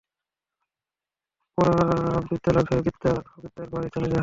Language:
Bangla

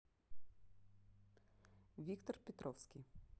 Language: Russian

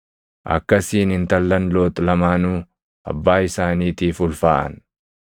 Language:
Oromo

